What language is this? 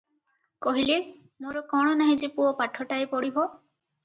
Odia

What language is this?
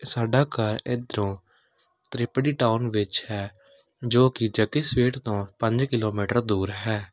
Punjabi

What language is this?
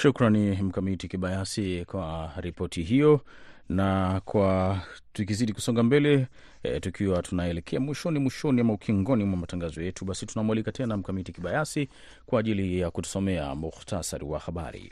Swahili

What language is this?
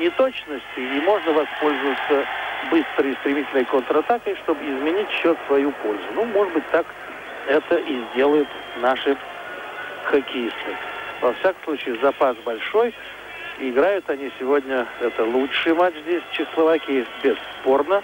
Russian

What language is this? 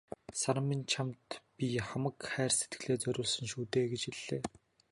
Mongolian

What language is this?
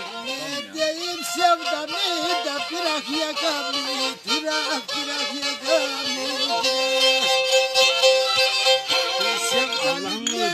Turkish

